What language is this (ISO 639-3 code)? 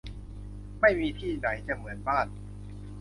tha